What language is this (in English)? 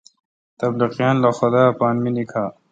Kalkoti